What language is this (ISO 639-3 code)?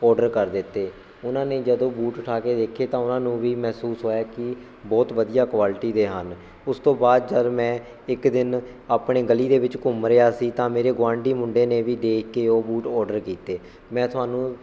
pan